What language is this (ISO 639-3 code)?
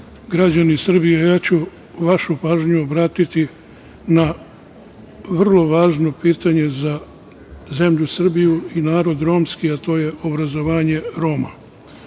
srp